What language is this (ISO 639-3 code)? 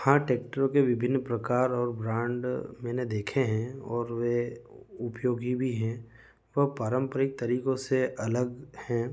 hin